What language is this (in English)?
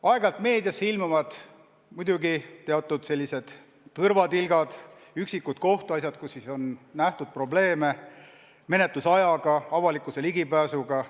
Estonian